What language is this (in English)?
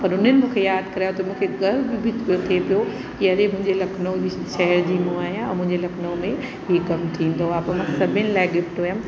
Sindhi